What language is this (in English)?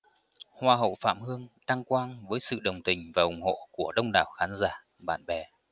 Vietnamese